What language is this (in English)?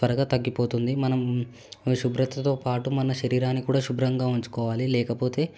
Telugu